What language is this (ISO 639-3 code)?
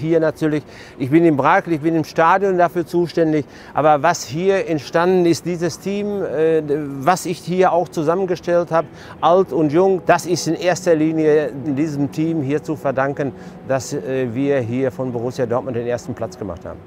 deu